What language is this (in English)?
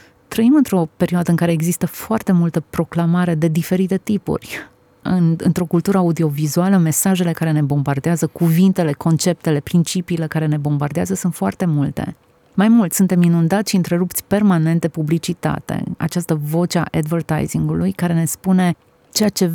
Romanian